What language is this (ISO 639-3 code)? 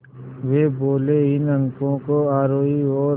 hin